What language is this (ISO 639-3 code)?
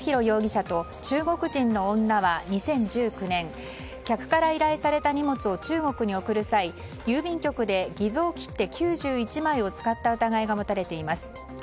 jpn